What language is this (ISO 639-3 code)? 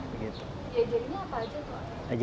ind